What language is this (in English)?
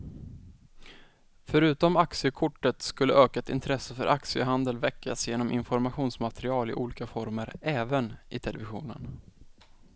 Swedish